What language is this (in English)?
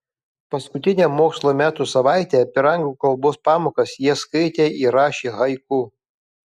Lithuanian